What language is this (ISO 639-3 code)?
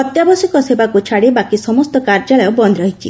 ori